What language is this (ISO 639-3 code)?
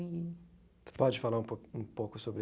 por